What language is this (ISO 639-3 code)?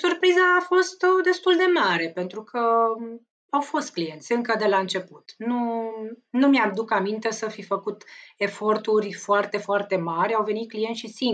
ron